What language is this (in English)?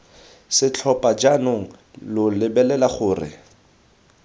Tswana